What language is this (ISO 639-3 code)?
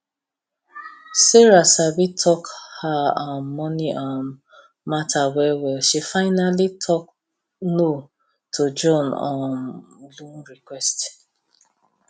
pcm